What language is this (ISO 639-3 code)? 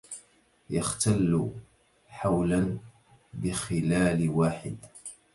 ara